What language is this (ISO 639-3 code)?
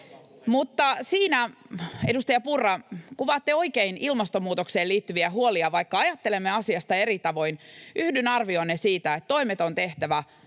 fin